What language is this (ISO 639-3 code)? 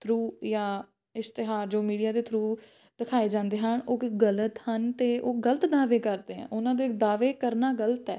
pan